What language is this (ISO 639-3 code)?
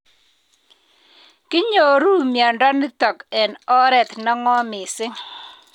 kln